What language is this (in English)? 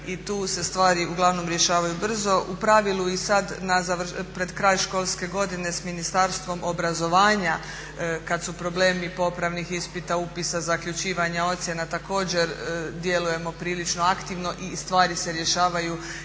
Croatian